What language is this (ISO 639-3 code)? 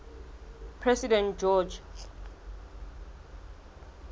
sot